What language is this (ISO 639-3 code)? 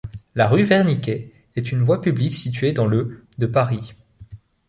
fra